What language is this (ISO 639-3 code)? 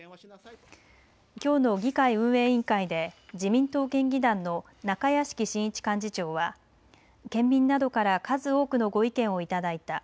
jpn